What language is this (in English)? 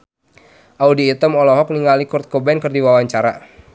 Sundanese